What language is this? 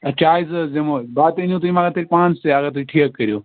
Kashmiri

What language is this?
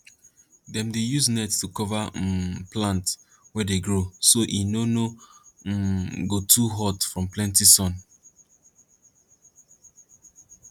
Nigerian Pidgin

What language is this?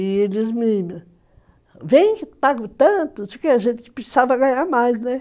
Portuguese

